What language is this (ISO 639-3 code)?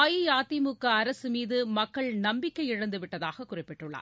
tam